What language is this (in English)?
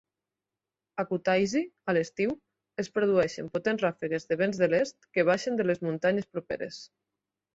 Catalan